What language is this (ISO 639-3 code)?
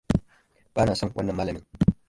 hau